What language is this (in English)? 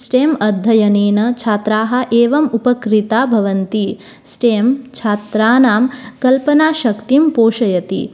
Sanskrit